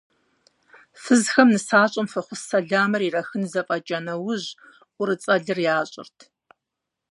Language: Kabardian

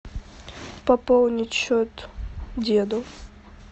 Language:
Russian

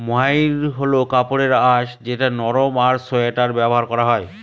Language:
Bangla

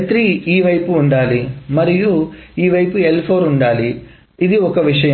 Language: Telugu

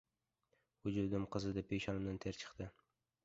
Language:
Uzbek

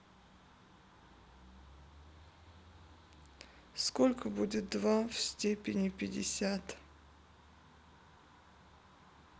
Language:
Russian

